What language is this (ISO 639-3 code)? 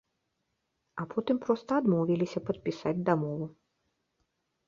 bel